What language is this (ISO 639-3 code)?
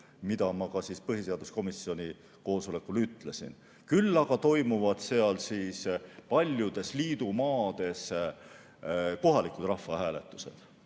est